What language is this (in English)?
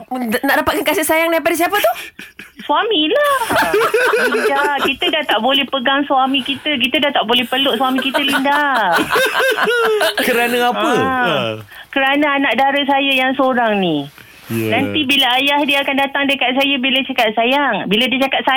Malay